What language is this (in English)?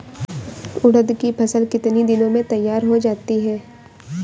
Hindi